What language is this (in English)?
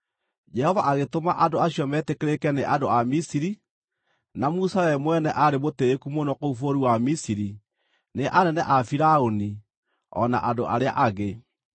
Kikuyu